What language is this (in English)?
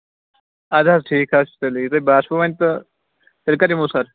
Kashmiri